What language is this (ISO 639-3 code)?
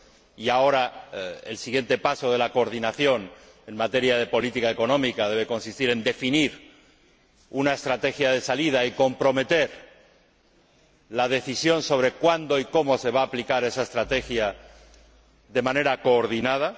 spa